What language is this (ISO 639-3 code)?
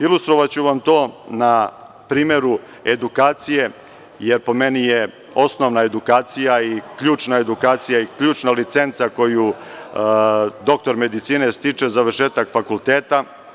srp